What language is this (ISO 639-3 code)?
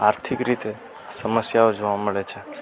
guj